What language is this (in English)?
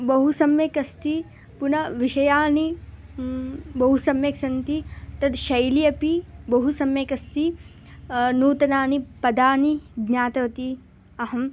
Sanskrit